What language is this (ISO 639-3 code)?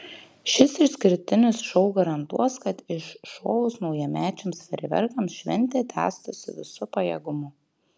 lit